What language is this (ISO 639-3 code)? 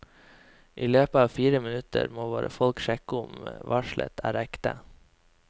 nor